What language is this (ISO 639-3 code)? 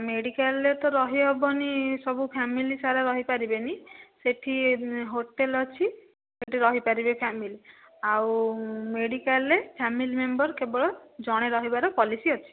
ori